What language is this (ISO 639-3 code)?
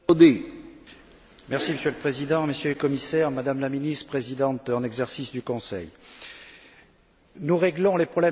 fra